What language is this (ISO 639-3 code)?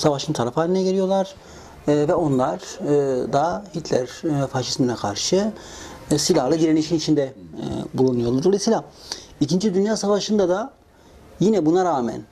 tur